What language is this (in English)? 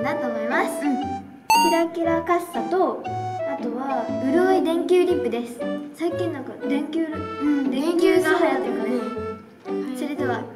Japanese